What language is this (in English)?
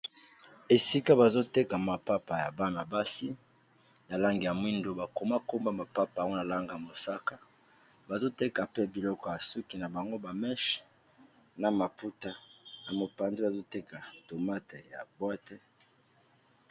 Lingala